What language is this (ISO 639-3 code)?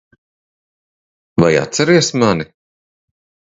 lav